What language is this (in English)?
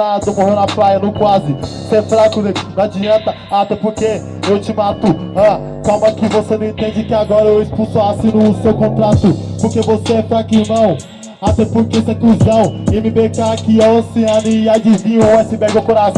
Portuguese